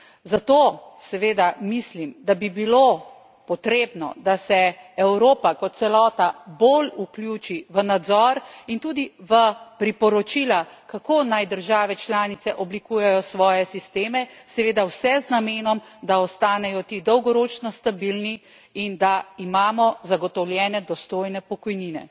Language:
Slovenian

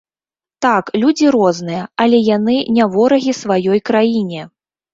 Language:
Belarusian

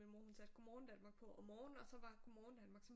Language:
Danish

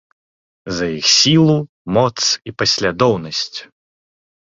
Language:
Belarusian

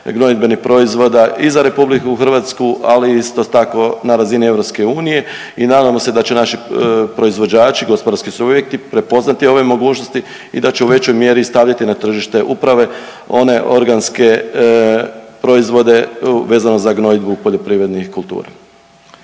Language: Croatian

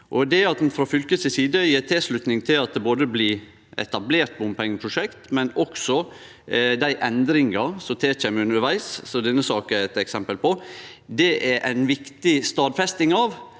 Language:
Norwegian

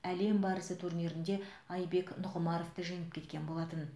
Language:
Kazakh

